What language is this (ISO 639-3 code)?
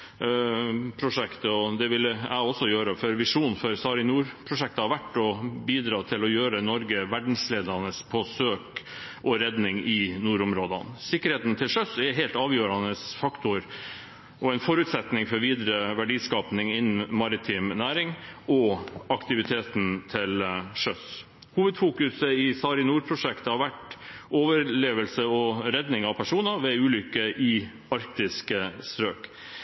nob